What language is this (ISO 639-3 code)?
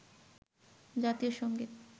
ben